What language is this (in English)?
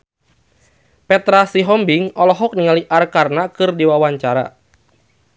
Sundanese